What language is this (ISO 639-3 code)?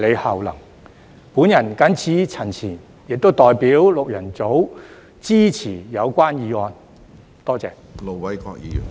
yue